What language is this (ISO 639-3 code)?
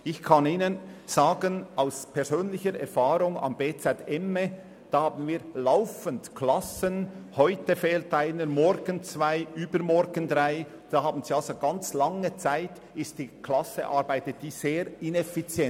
gsw